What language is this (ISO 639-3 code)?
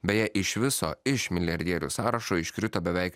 lit